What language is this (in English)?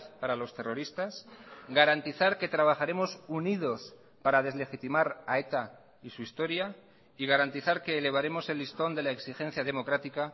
Spanish